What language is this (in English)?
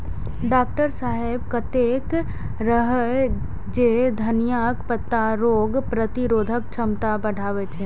Maithili